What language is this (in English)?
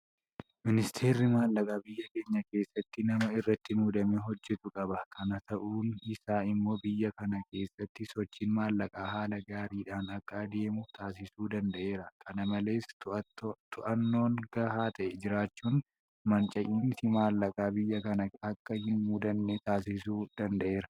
Oromo